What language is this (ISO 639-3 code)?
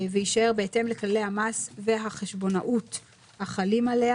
heb